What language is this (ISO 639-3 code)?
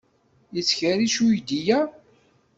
kab